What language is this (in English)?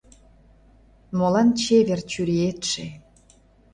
Mari